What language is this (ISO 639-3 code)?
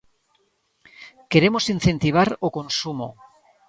glg